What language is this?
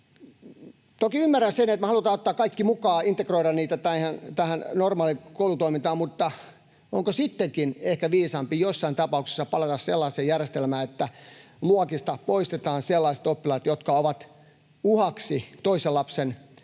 Finnish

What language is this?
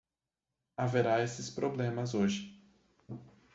Portuguese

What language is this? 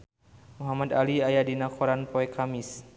Sundanese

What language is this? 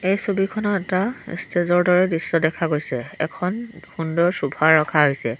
Assamese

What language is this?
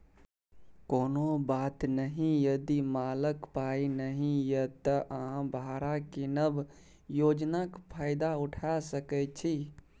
Maithili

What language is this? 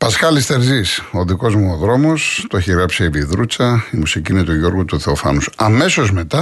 Greek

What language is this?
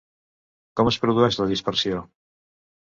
Catalan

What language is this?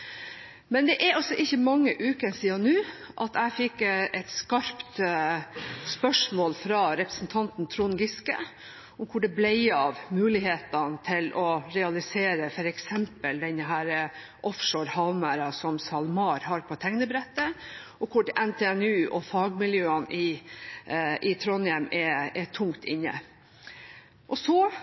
Norwegian Bokmål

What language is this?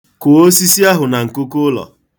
Igbo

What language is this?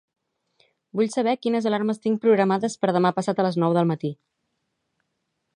Catalan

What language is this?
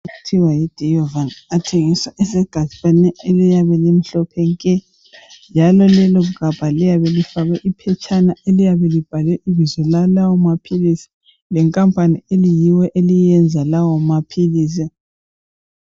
North Ndebele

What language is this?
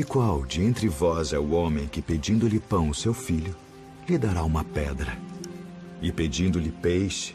Portuguese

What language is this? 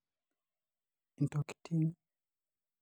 Masai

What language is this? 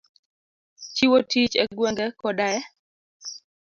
Luo (Kenya and Tanzania)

